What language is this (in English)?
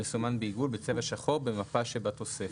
Hebrew